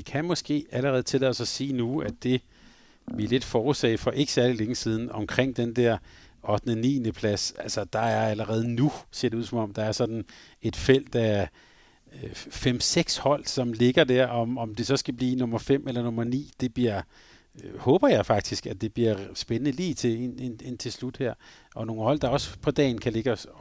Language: Danish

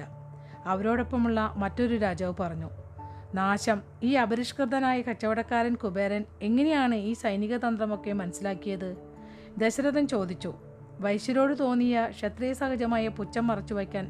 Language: Malayalam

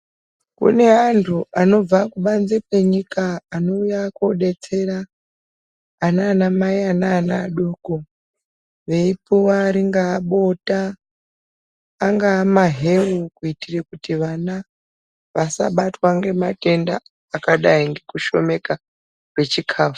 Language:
Ndau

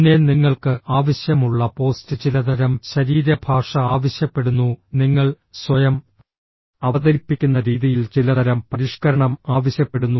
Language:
Malayalam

